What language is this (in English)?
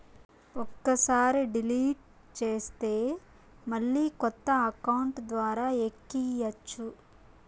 Telugu